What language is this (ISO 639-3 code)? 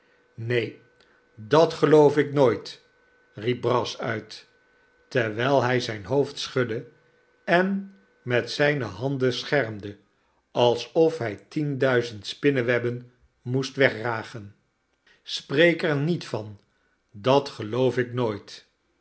nld